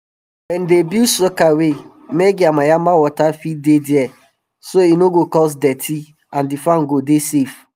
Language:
Nigerian Pidgin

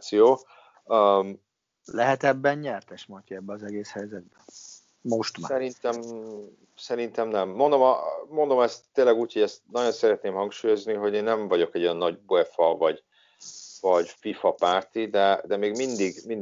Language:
Hungarian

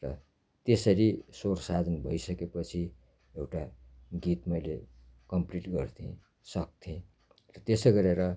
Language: Nepali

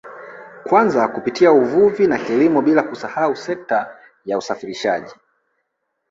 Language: Swahili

